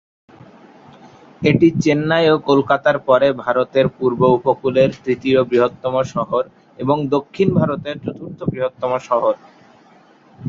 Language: Bangla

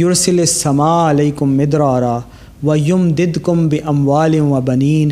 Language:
Urdu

